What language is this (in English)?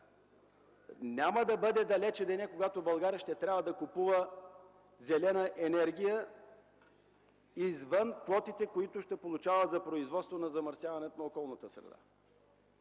Bulgarian